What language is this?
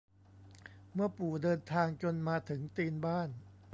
Thai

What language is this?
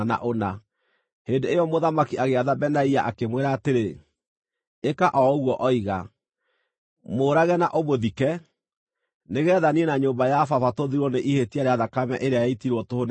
Kikuyu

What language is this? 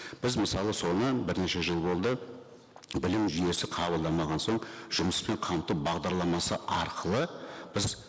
Kazakh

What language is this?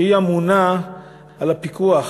Hebrew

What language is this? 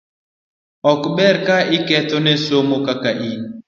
Luo (Kenya and Tanzania)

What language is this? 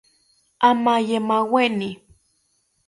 South Ucayali Ashéninka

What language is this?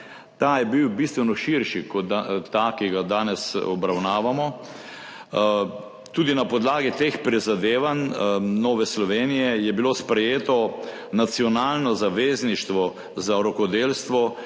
Slovenian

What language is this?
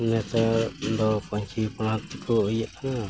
Santali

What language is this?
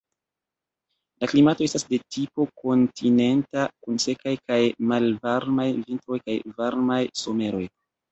Esperanto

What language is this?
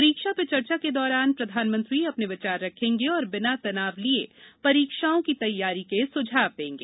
Hindi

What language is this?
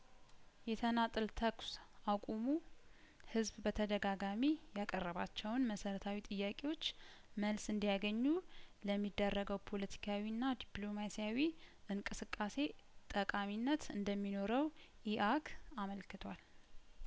Amharic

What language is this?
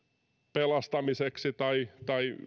Finnish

